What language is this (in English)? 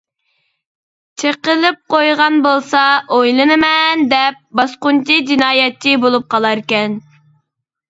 Uyghur